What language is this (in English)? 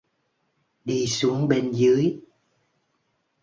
Vietnamese